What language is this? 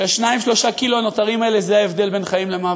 Hebrew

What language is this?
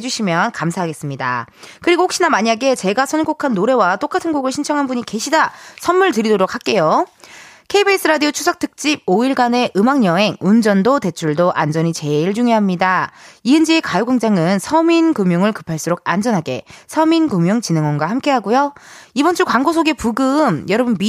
Korean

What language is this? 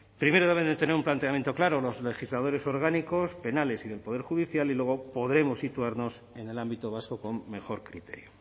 Spanish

